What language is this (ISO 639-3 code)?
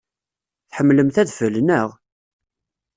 kab